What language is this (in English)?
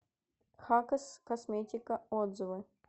Russian